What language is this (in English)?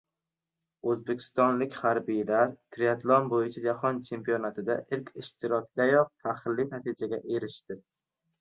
Uzbek